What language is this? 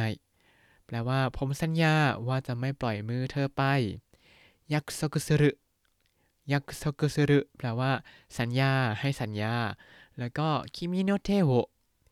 Thai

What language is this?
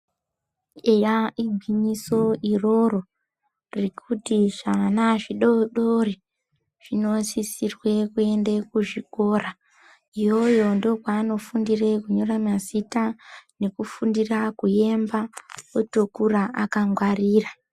Ndau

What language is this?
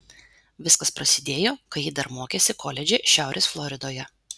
Lithuanian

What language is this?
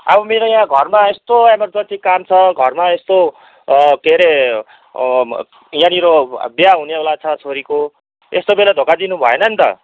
Nepali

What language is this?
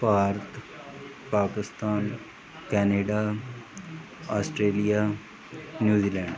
Punjabi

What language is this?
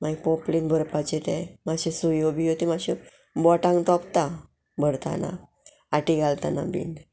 Konkani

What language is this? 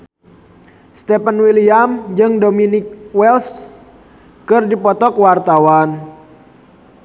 Sundanese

